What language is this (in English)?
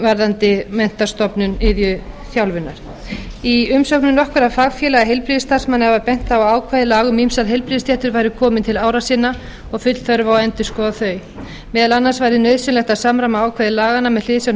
Icelandic